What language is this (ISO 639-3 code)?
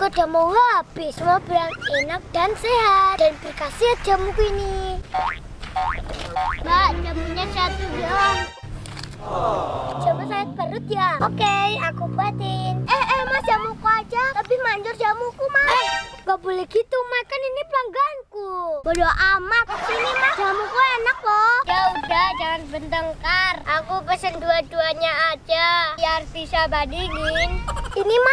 ind